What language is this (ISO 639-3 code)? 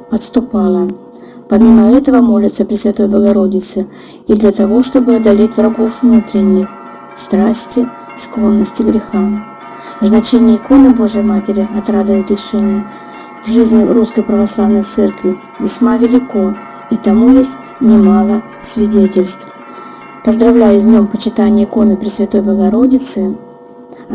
rus